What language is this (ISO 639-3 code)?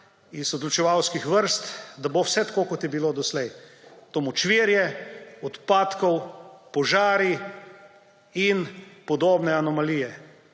slv